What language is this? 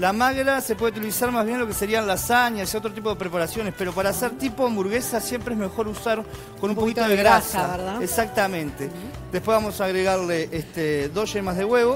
Spanish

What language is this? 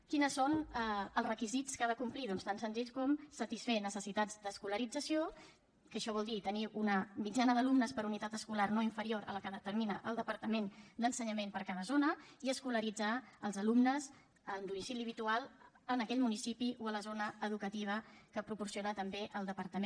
Catalan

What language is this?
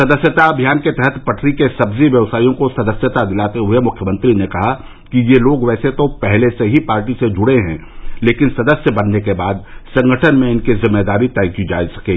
Hindi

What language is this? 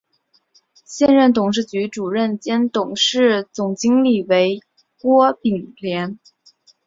Chinese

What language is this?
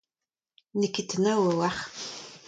Breton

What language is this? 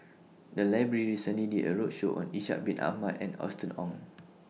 English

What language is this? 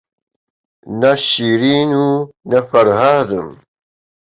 Central Kurdish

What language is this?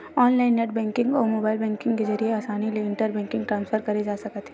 Chhattisgarhi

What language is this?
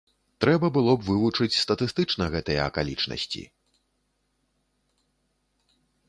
Belarusian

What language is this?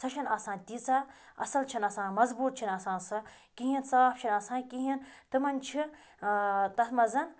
Kashmiri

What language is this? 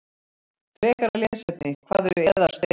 Icelandic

